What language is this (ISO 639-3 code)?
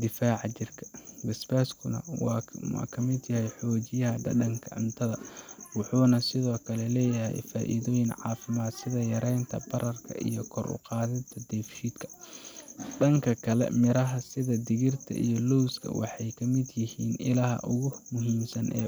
som